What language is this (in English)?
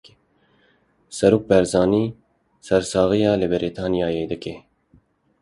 Kurdish